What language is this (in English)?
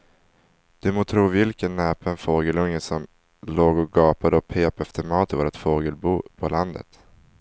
Swedish